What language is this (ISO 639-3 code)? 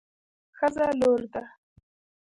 pus